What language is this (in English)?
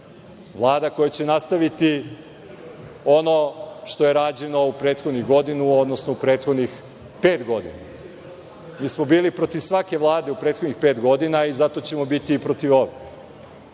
Serbian